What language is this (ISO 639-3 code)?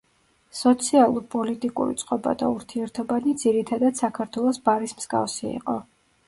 kat